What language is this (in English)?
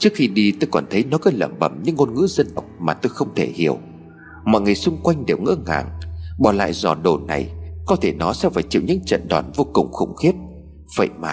Vietnamese